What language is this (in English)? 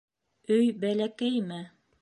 Bashkir